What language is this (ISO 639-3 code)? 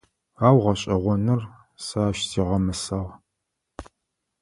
ady